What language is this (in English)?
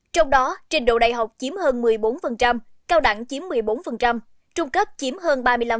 Vietnamese